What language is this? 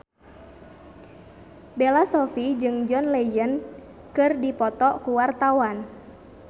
Sundanese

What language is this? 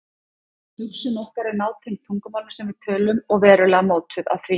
Icelandic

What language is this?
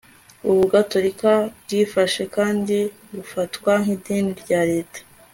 Kinyarwanda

